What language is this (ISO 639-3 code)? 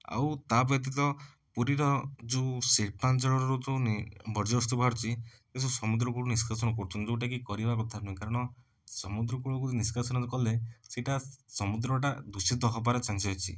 ori